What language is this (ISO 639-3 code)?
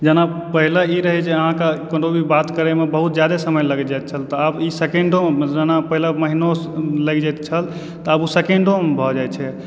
mai